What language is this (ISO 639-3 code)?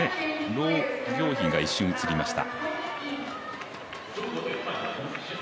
jpn